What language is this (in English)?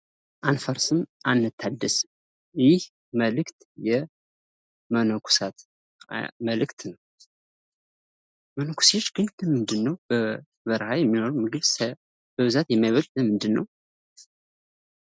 Amharic